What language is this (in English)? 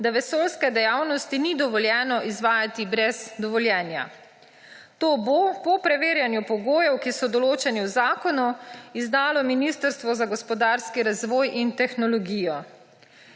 Slovenian